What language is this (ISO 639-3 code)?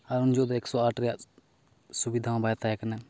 sat